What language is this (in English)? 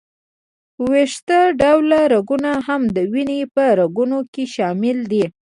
Pashto